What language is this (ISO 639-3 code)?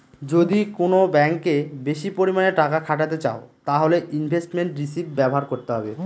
ben